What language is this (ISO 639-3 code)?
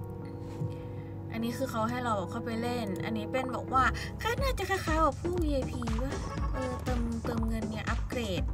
tha